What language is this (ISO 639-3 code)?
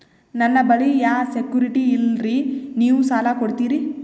kan